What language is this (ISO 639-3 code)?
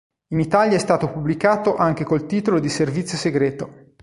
ita